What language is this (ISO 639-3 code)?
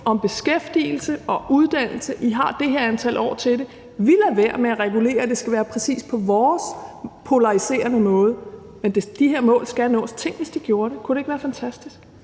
dan